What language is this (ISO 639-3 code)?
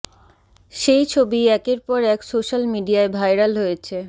ben